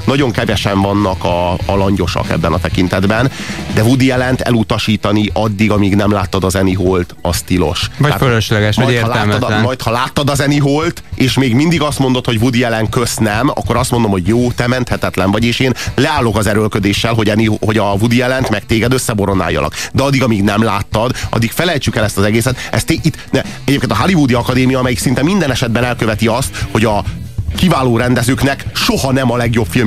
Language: Hungarian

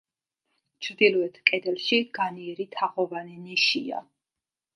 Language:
Georgian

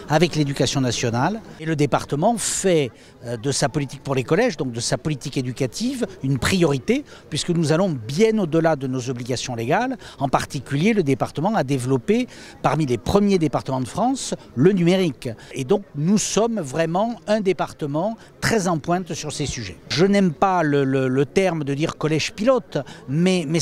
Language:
French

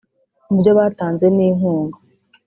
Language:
Kinyarwanda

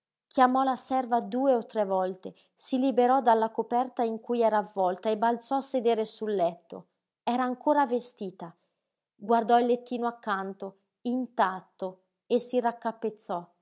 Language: Italian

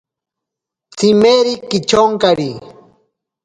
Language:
Ashéninka Perené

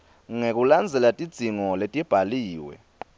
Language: Swati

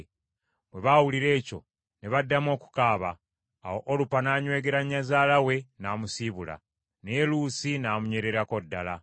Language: Ganda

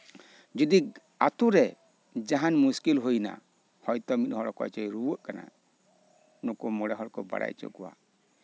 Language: Santali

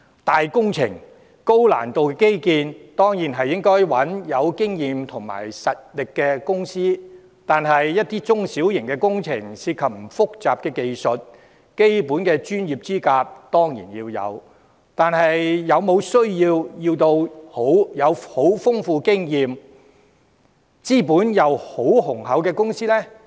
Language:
Cantonese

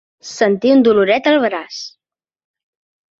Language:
Catalan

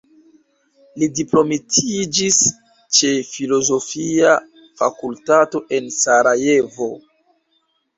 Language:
Esperanto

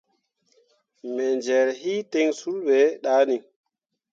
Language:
Mundang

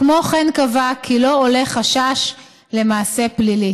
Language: Hebrew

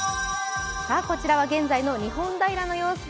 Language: Japanese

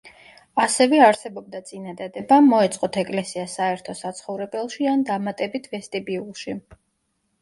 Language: Georgian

